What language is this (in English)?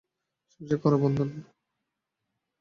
Bangla